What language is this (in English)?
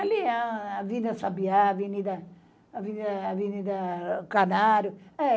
Portuguese